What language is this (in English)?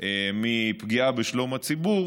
Hebrew